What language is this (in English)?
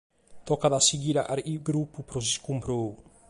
Sardinian